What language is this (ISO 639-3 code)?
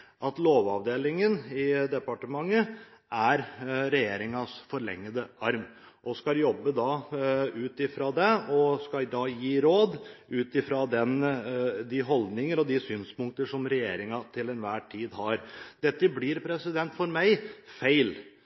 nob